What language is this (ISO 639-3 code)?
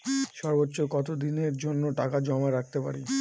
ben